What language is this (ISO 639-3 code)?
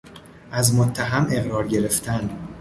fas